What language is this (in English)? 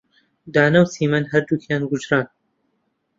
Central Kurdish